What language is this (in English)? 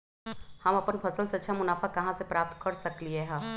Magahi